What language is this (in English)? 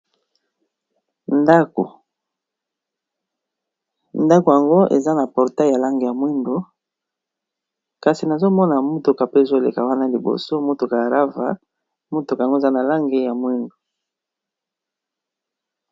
Lingala